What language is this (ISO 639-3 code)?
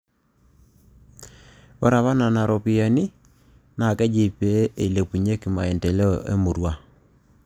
mas